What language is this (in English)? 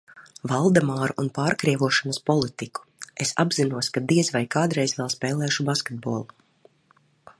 Latvian